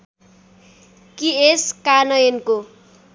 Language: Nepali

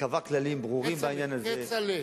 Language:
Hebrew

